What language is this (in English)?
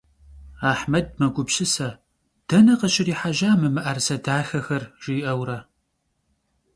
Kabardian